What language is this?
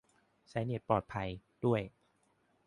Thai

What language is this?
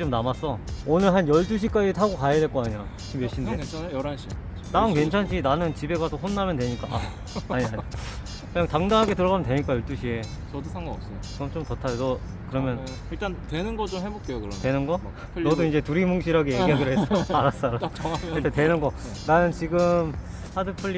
Korean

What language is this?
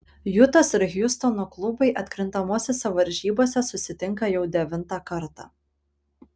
Lithuanian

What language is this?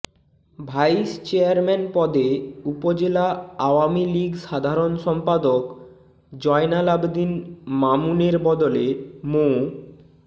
Bangla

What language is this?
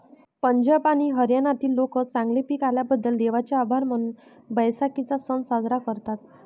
Marathi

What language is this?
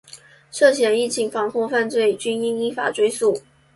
Chinese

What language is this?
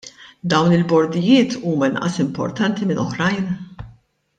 Maltese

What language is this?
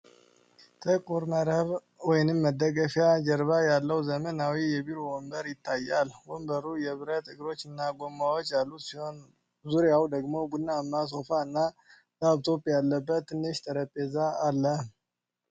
Amharic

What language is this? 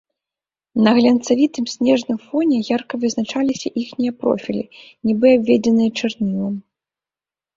Belarusian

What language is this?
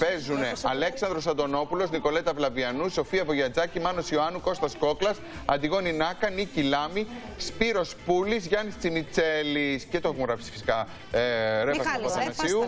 Greek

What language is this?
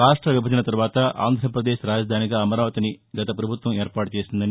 Telugu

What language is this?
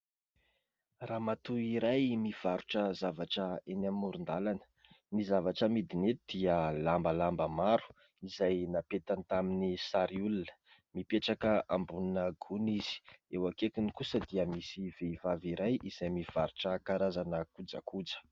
Malagasy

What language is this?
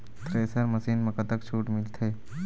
Chhattisgarhi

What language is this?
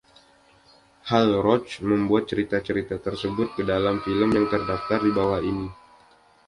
Indonesian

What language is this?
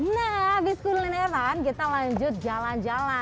Indonesian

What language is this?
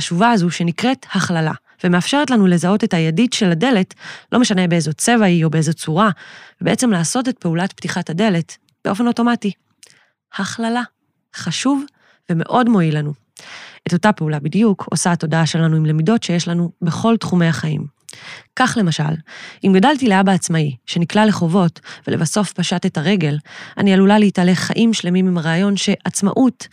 Hebrew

